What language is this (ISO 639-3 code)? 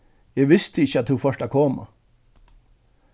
fao